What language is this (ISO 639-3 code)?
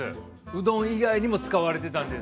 jpn